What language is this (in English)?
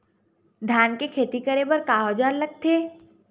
Chhattisgarhi